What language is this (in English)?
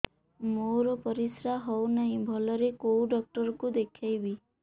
Odia